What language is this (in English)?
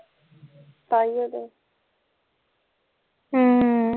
Punjabi